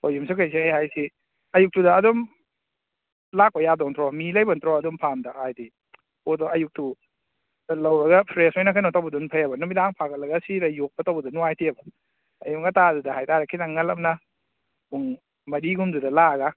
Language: Manipuri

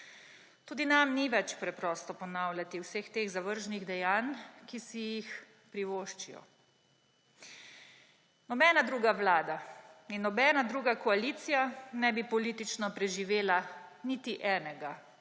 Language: Slovenian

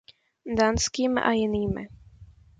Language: Czech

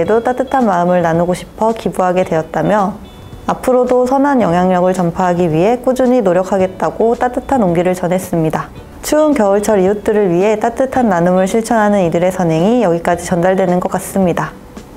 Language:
Korean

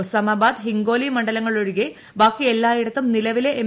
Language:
Malayalam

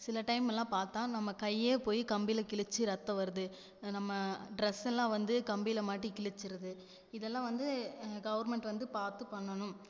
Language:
Tamil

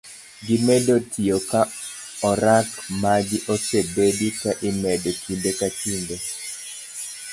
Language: Luo (Kenya and Tanzania)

